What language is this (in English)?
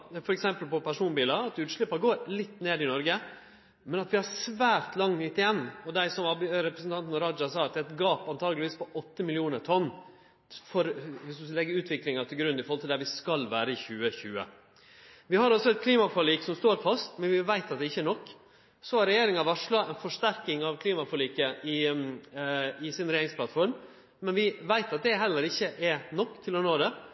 Norwegian Nynorsk